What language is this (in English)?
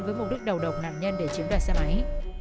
Vietnamese